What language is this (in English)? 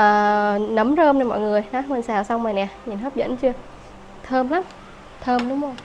Vietnamese